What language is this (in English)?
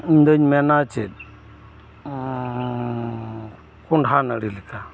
Santali